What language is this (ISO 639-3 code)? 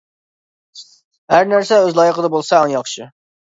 uig